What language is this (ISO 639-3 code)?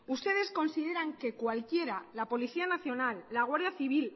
spa